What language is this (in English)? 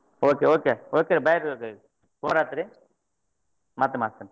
Kannada